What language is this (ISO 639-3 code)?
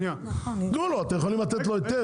heb